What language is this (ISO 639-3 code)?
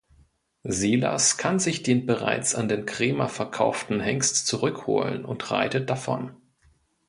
deu